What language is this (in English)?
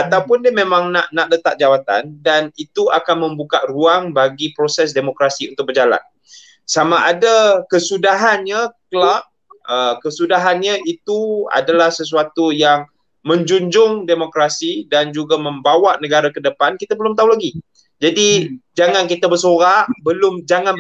Malay